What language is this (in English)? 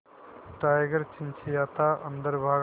Hindi